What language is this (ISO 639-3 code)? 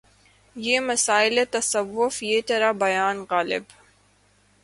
urd